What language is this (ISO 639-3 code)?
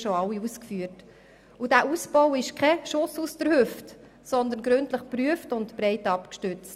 gsw